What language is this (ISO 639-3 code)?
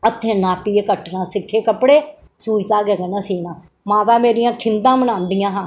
doi